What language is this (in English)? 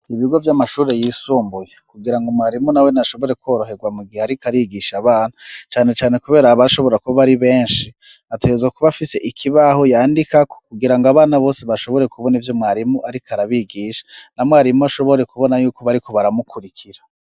Rundi